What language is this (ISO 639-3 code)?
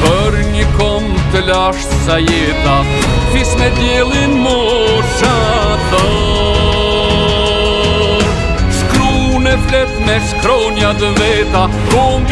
ron